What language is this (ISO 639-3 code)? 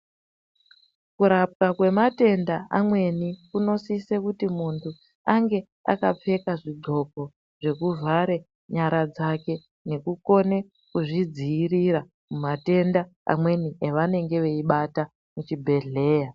ndc